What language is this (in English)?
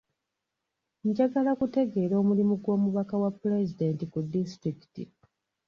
Ganda